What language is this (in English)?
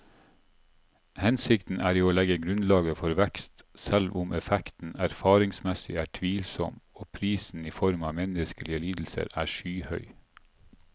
Norwegian